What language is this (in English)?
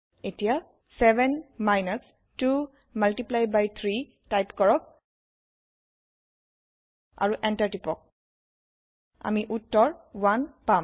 Assamese